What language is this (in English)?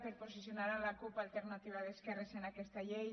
Catalan